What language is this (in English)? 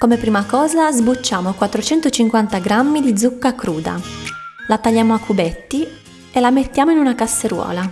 Italian